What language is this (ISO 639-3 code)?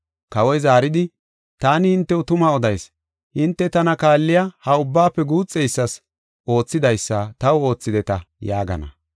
gof